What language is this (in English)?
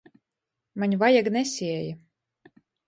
Latgalian